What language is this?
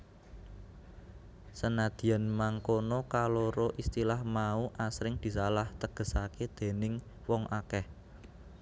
Javanese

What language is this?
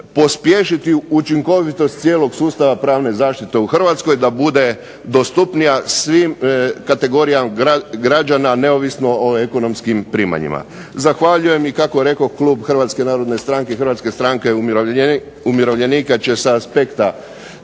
Croatian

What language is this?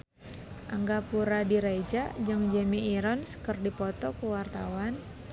Sundanese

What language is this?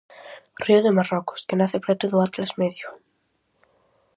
Galician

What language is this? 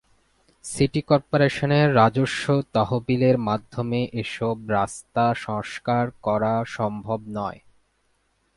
Bangla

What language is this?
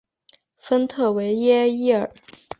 Chinese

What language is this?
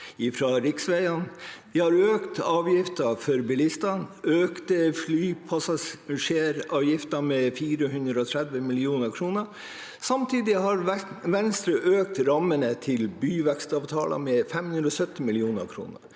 Norwegian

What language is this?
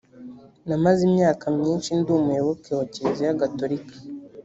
Kinyarwanda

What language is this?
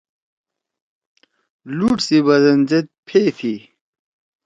Torwali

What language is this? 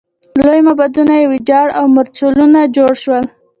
Pashto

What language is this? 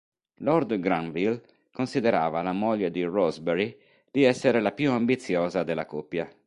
Italian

